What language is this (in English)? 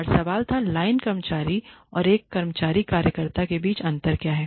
Hindi